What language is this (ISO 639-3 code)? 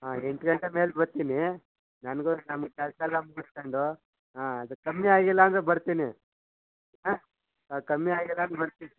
kan